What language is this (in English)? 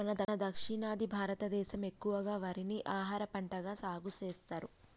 Telugu